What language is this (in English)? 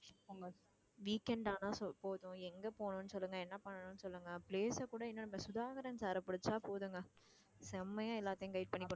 Tamil